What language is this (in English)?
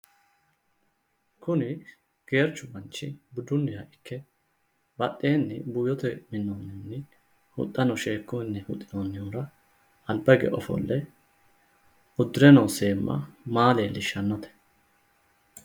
Sidamo